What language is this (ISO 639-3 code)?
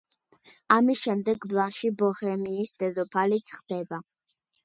kat